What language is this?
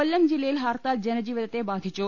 Malayalam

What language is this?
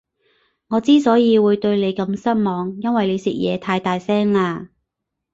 Cantonese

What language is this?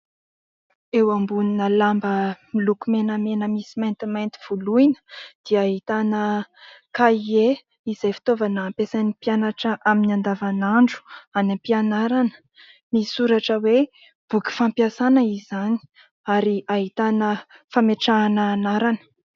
Malagasy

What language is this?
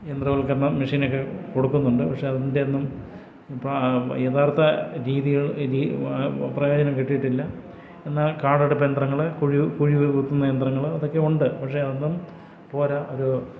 Malayalam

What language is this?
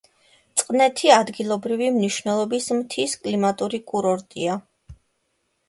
Georgian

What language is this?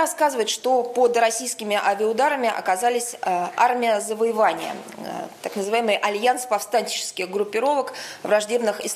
Russian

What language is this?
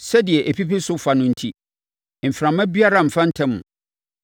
Akan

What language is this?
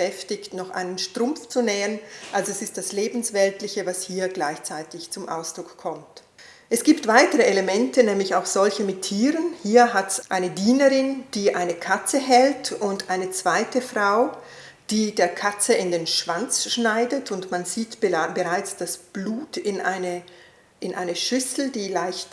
German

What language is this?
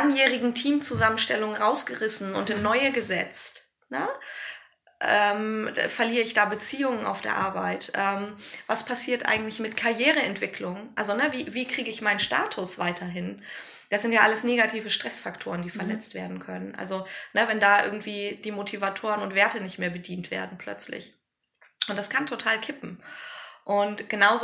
German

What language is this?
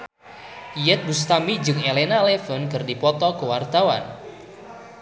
Sundanese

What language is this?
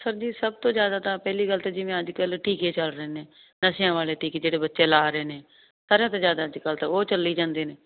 Punjabi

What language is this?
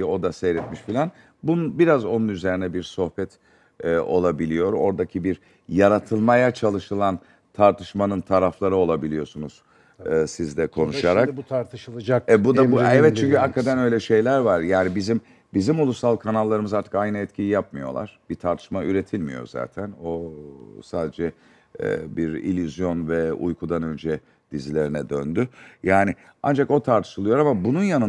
Turkish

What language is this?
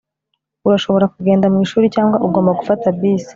Kinyarwanda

